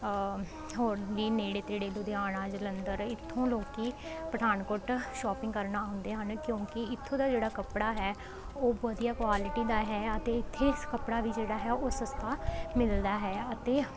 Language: Punjabi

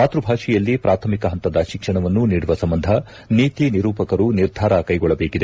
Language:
Kannada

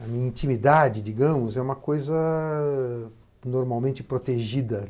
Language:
Portuguese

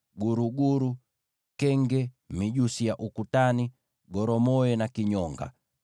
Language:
Swahili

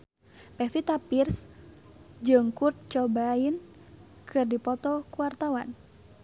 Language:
Sundanese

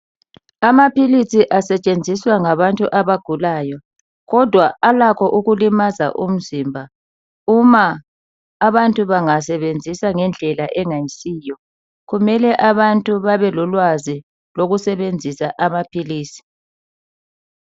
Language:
North Ndebele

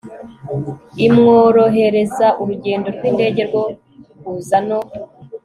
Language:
Kinyarwanda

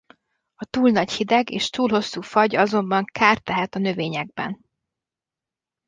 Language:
Hungarian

